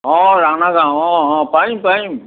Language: Assamese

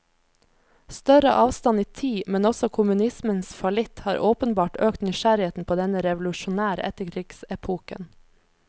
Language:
Norwegian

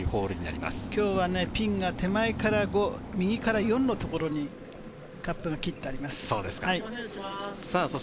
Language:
Japanese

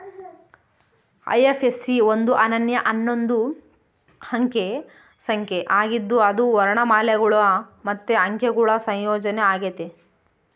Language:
Kannada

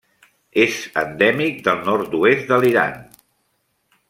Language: Catalan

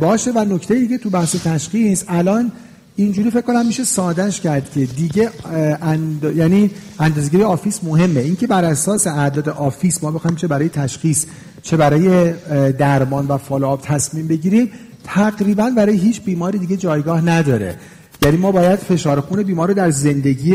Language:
Persian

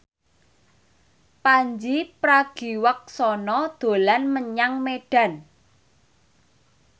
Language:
Javanese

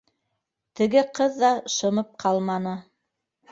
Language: Bashkir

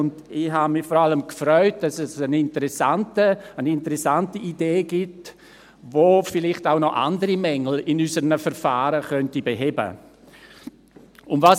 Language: Swiss German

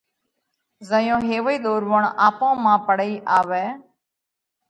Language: Parkari Koli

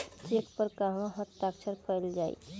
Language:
Bhojpuri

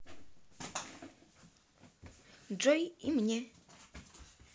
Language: Russian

